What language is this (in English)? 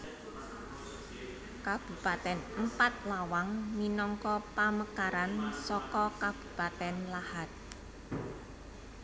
Javanese